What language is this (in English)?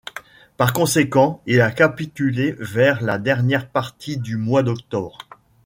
French